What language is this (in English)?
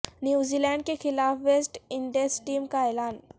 Urdu